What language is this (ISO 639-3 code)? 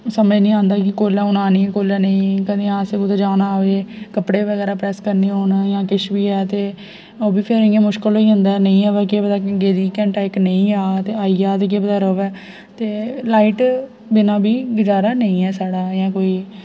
doi